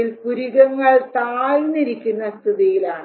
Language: Malayalam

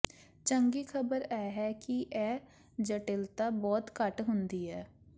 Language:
Punjabi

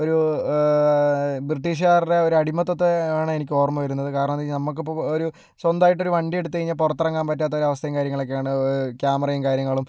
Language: Malayalam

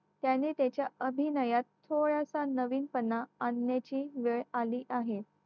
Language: Marathi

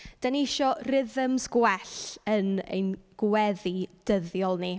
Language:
Welsh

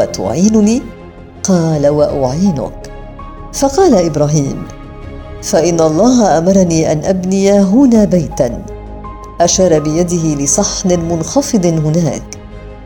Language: Arabic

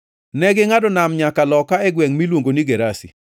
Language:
Luo (Kenya and Tanzania)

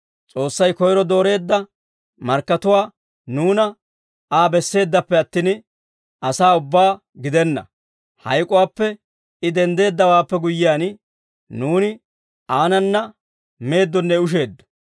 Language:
Dawro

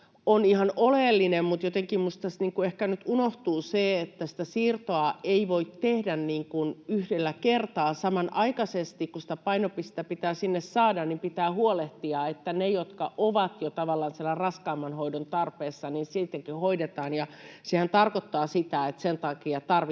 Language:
Finnish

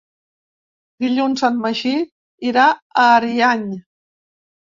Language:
Catalan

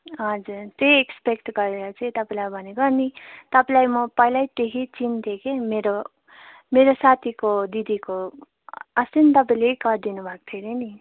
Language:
Nepali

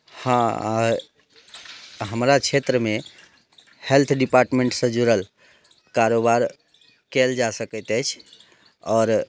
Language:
Maithili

